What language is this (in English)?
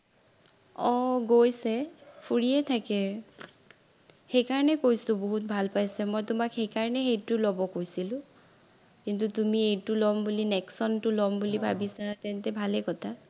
Assamese